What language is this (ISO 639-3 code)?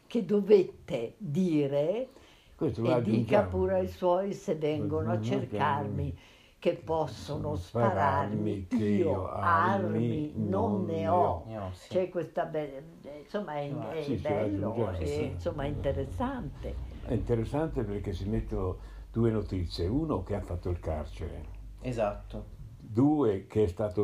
ita